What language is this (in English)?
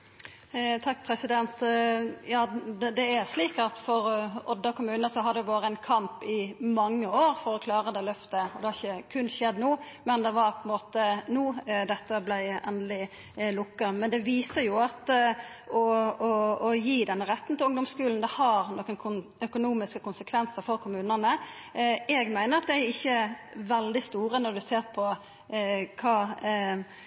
Norwegian Nynorsk